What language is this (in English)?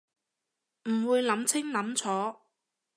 Cantonese